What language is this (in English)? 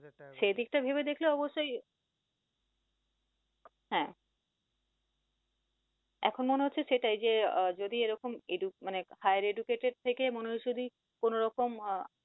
Bangla